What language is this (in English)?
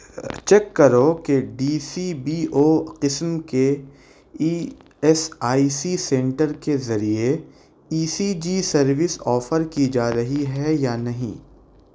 Urdu